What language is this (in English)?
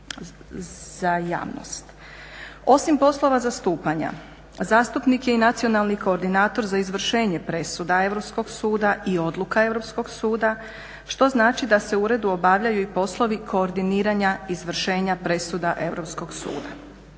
Croatian